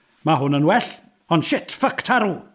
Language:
Welsh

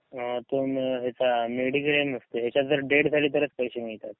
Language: Marathi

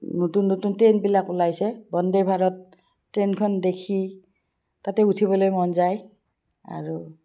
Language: Assamese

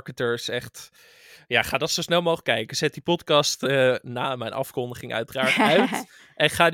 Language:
Dutch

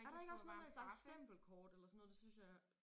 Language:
Danish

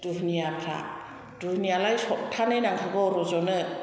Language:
Bodo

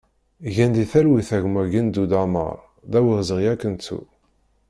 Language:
Kabyle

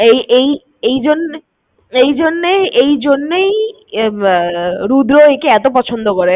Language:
Bangla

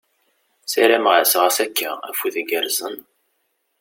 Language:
Kabyle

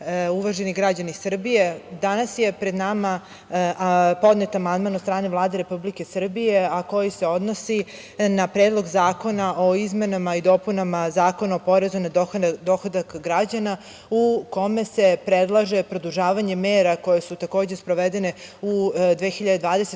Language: Serbian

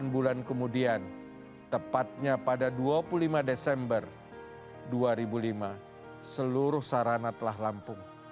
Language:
Indonesian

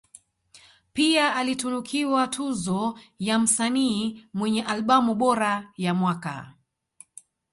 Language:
Swahili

